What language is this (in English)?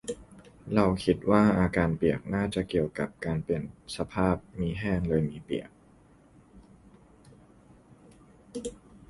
Thai